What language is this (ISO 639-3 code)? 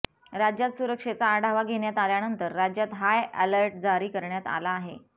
mar